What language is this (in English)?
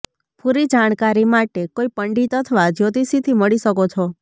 Gujarati